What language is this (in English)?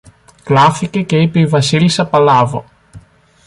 Greek